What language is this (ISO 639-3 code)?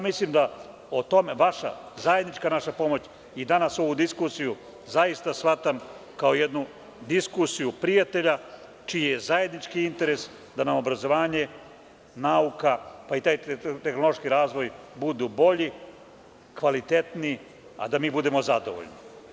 srp